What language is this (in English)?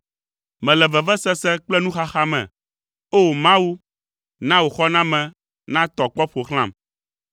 Ewe